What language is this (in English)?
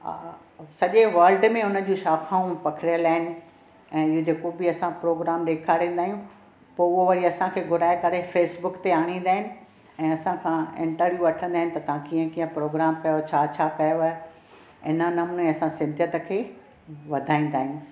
Sindhi